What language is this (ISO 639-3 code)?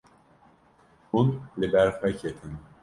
kur